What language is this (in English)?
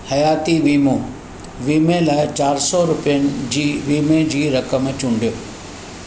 Sindhi